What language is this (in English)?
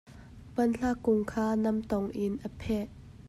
Hakha Chin